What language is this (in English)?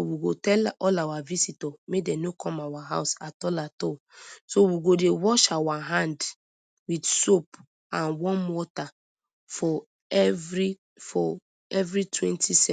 Nigerian Pidgin